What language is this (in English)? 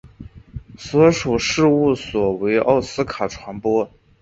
Chinese